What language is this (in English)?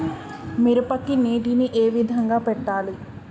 Telugu